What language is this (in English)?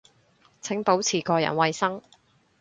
Cantonese